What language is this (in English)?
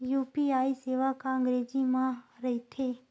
Chhattisgarhi